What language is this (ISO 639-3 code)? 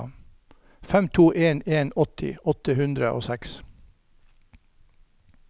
nor